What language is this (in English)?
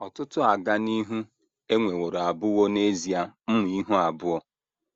Igbo